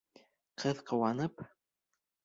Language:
Bashkir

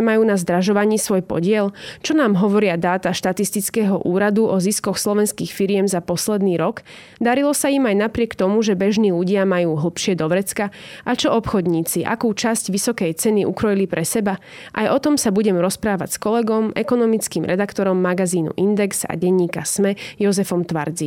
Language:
Slovak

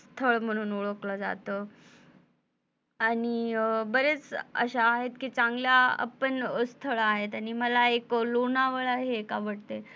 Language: Marathi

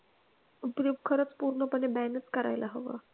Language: Marathi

